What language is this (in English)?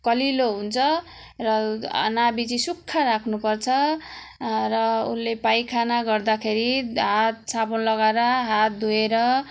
Nepali